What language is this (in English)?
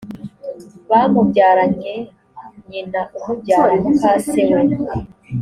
Kinyarwanda